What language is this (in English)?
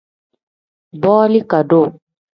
Tem